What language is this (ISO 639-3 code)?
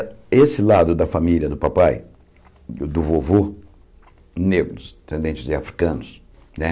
por